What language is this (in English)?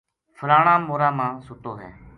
Gujari